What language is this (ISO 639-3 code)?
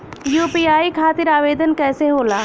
bho